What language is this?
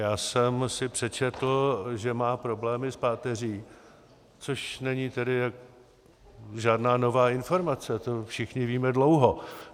Czech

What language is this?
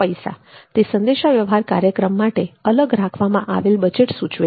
Gujarati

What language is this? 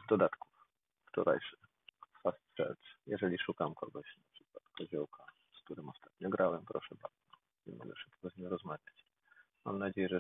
Polish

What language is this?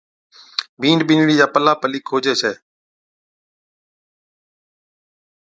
Od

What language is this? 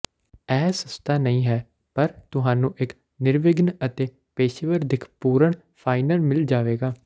Punjabi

